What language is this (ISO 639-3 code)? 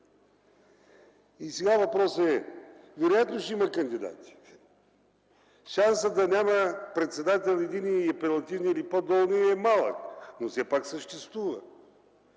bul